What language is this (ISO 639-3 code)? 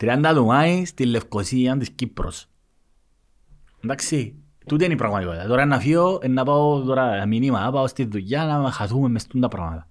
ell